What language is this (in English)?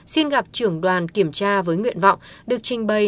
Vietnamese